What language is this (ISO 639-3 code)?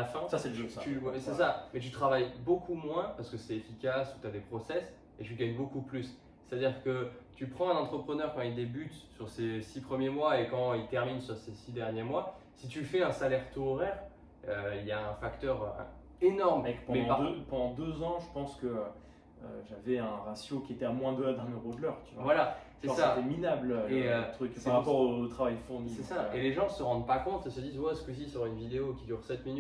fra